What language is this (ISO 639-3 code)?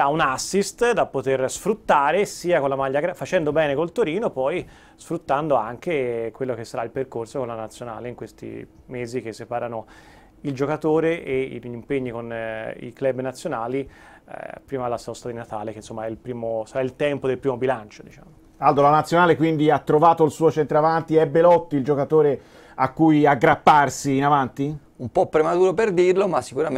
ita